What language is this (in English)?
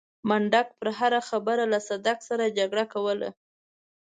Pashto